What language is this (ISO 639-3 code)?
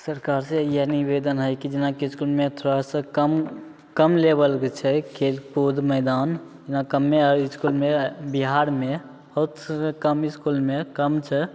mai